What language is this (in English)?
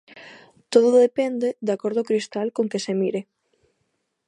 Galician